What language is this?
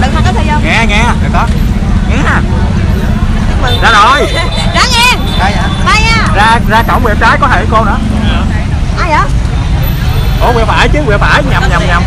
Vietnamese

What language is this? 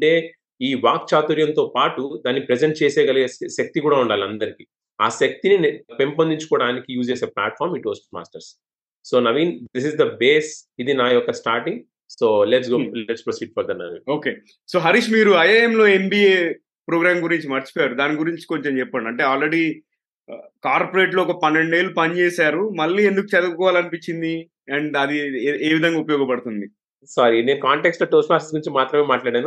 Telugu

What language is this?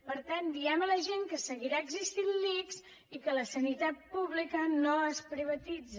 Catalan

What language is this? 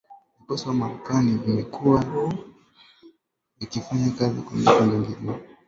Swahili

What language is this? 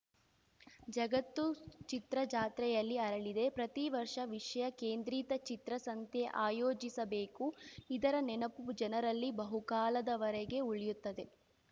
Kannada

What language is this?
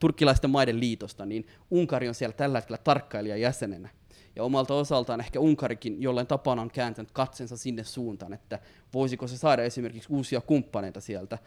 Finnish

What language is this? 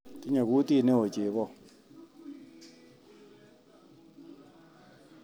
Kalenjin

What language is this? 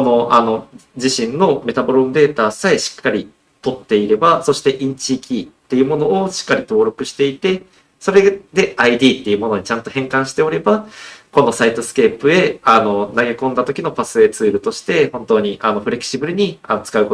Japanese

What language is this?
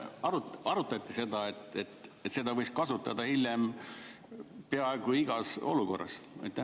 Estonian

